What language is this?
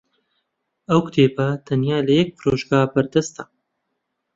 Central Kurdish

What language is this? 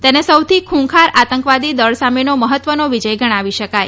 Gujarati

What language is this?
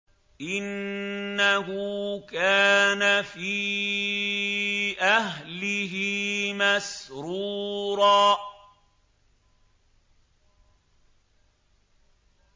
Arabic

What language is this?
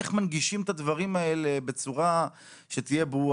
Hebrew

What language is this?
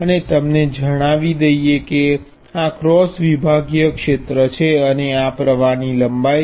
Gujarati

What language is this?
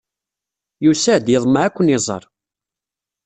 Kabyle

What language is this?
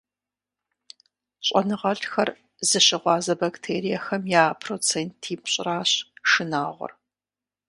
Kabardian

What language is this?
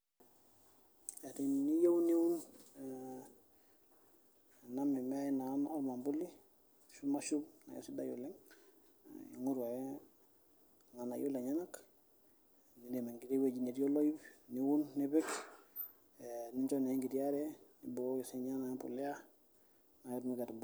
Masai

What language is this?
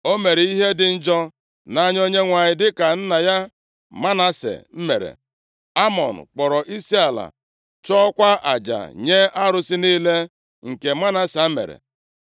Igbo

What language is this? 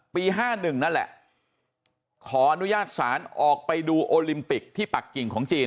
Thai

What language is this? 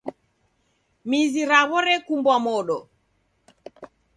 Taita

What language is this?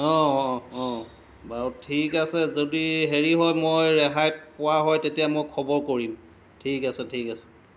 Assamese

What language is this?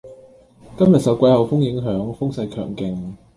Cantonese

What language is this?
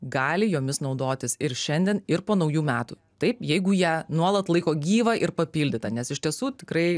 Lithuanian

